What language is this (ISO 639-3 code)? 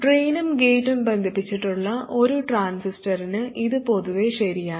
mal